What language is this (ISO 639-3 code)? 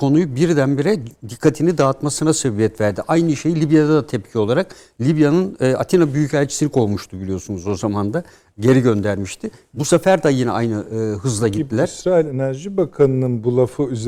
tur